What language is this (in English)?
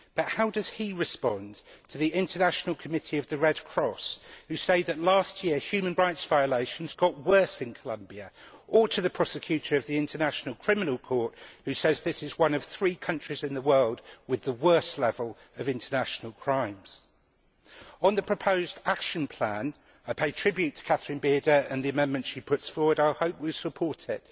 English